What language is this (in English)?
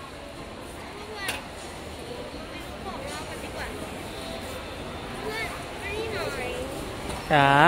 Thai